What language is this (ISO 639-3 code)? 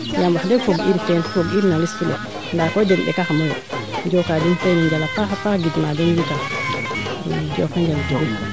srr